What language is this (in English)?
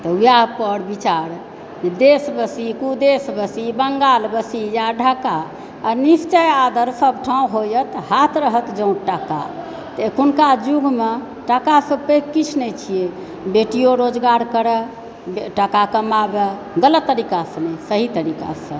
Maithili